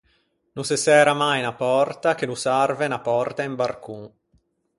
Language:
Ligurian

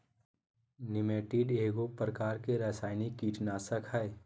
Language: Magahi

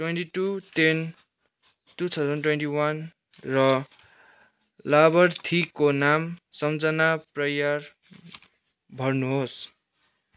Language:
Nepali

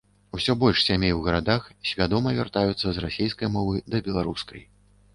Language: Belarusian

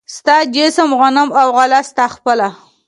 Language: Pashto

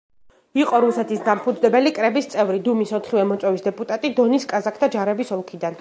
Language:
Georgian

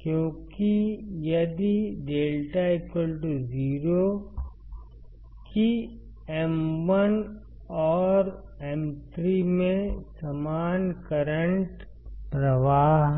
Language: Hindi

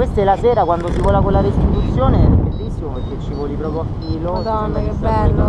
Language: Italian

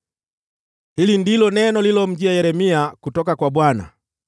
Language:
Swahili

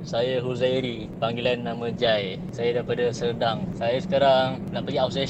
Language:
Malay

